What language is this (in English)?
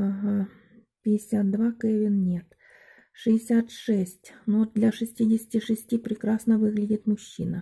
Russian